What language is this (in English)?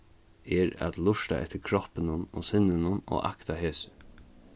Faroese